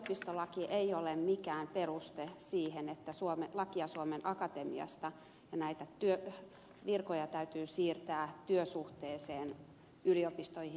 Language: Finnish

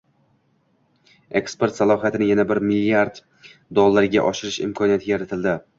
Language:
Uzbek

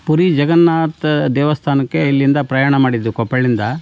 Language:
Kannada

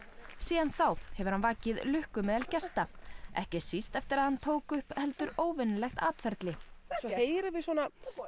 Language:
Icelandic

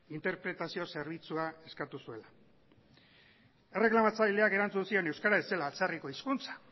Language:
Basque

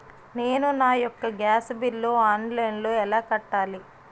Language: Telugu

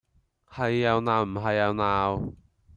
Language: Cantonese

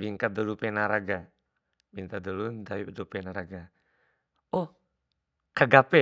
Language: Bima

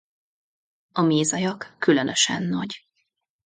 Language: Hungarian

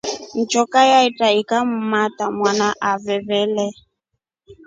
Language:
Rombo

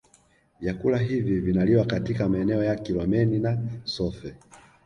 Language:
Swahili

